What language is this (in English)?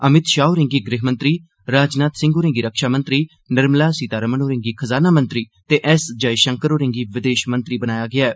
Dogri